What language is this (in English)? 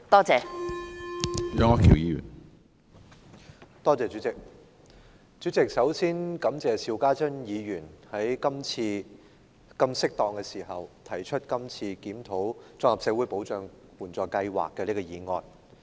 Cantonese